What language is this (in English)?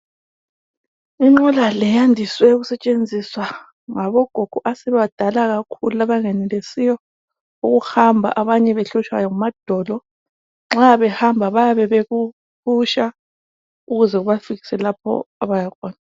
North Ndebele